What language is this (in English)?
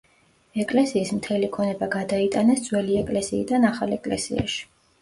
Georgian